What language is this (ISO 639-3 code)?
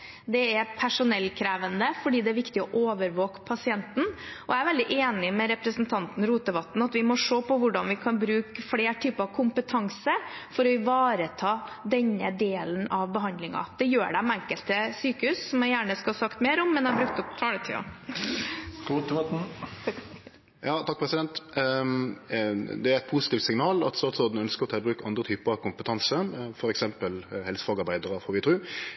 nor